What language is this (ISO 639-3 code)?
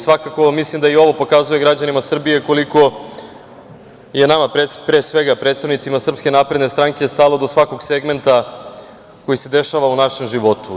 srp